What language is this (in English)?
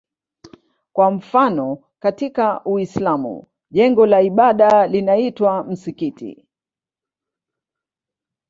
Swahili